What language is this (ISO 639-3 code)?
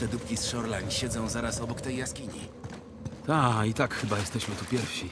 pol